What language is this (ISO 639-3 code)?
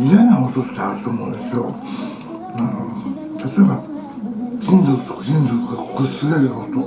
jpn